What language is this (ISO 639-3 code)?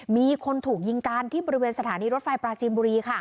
tha